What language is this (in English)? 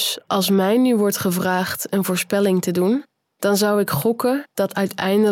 Dutch